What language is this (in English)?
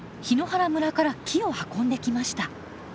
Japanese